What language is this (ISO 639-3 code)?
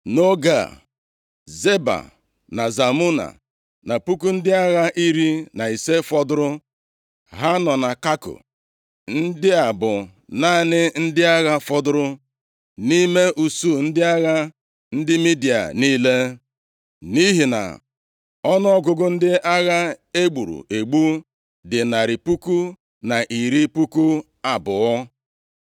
ibo